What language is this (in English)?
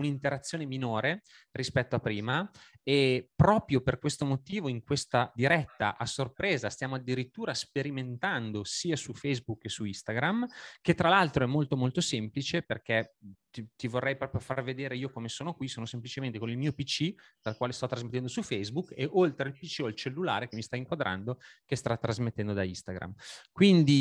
Italian